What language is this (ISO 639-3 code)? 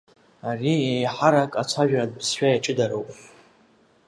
abk